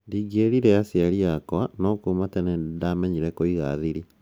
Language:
Kikuyu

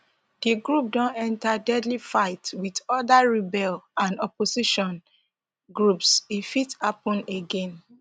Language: Nigerian Pidgin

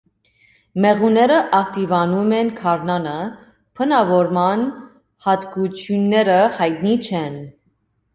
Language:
Armenian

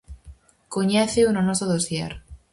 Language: Galician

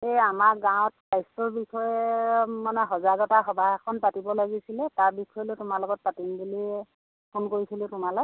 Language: Assamese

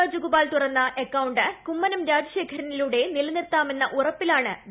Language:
Malayalam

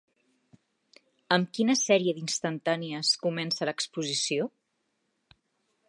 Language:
Catalan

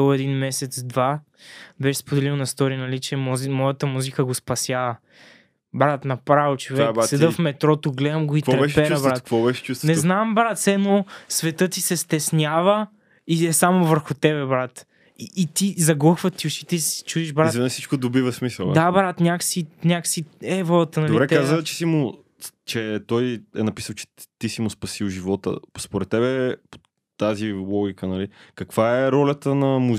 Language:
Bulgarian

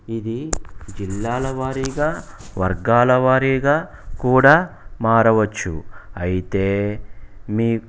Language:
Telugu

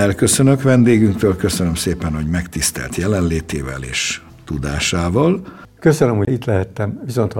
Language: Hungarian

